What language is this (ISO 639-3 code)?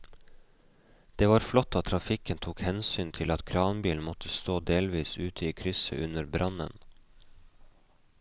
nor